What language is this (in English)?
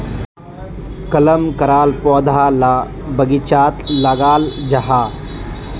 Magahi